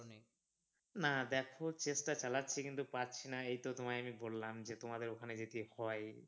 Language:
Bangla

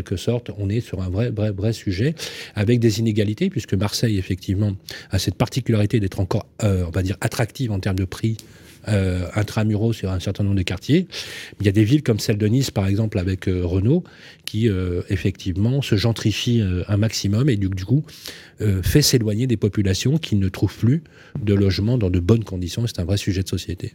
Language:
French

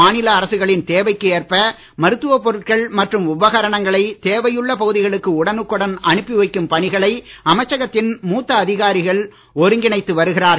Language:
Tamil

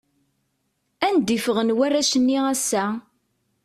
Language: Kabyle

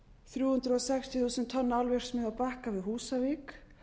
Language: Icelandic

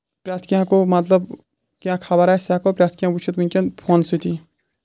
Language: Kashmiri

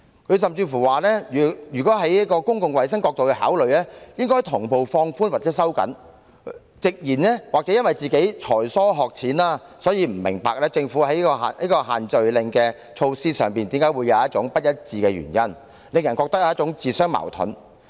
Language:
Cantonese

